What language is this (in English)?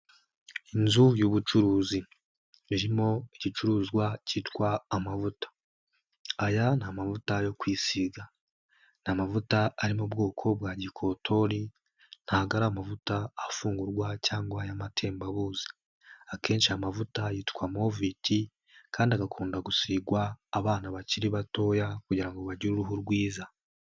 Kinyarwanda